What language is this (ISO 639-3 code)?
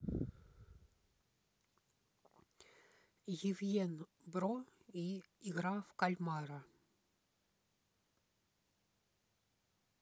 rus